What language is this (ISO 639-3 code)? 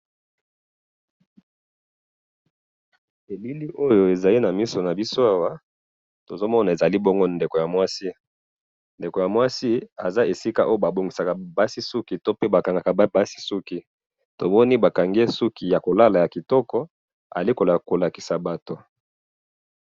lin